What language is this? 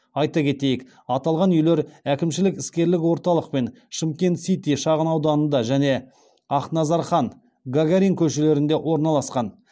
Kazakh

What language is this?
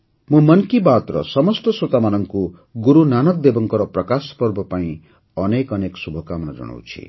Odia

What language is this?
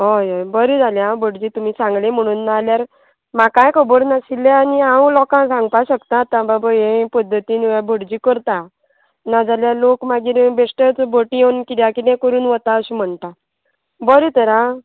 Konkani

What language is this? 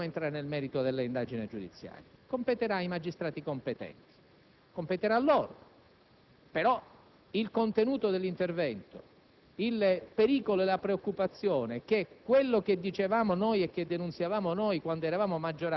Italian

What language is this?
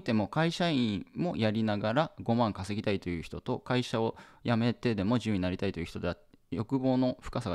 Japanese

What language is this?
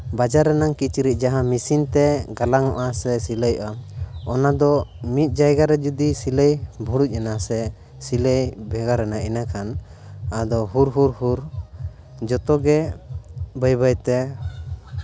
Santali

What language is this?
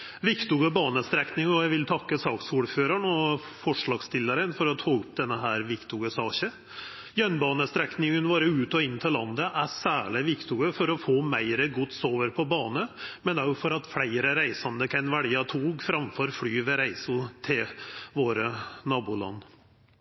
Norwegian Nynorsk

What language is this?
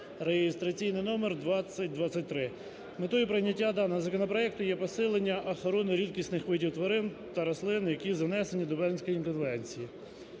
Ukrainian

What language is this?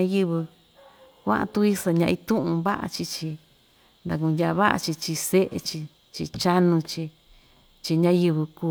Ixtayutla Mixtec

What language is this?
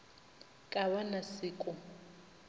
Northern Sotho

